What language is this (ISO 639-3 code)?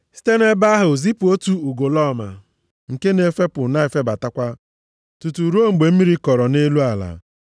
ibo